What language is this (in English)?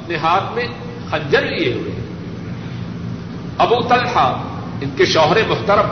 Urdu